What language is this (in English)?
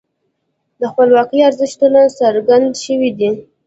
Pashto